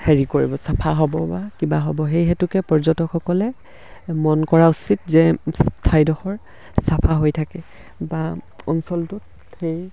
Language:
Assamese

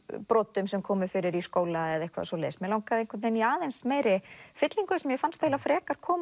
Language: Icelandic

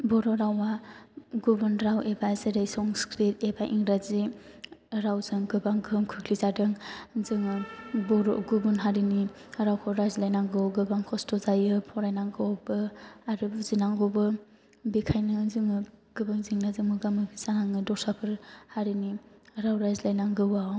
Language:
Bodo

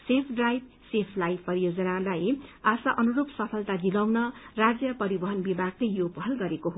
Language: Nepali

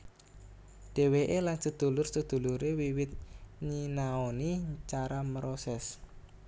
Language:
Javanese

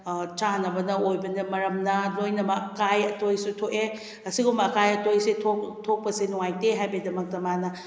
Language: Manipuri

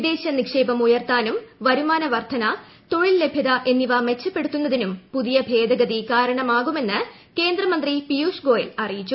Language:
Malayalam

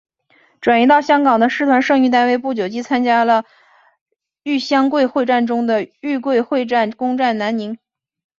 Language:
Chinese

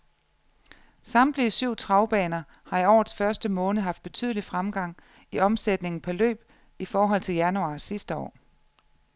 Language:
Danish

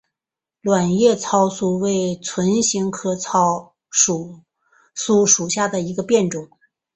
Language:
Chinese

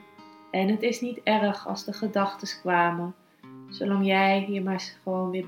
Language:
Dutch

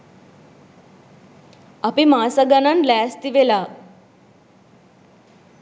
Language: Sinhala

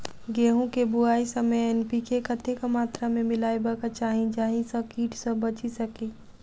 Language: Maithili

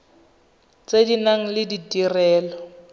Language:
Tswana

